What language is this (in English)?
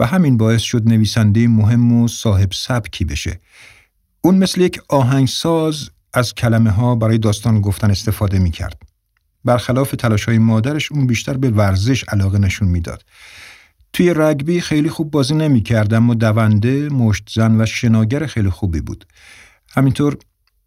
Persian